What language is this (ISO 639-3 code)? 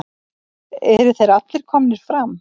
isl